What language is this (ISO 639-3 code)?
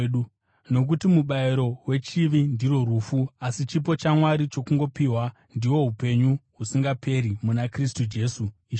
sna